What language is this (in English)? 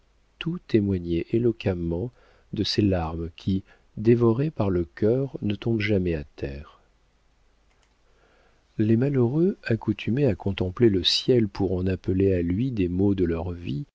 French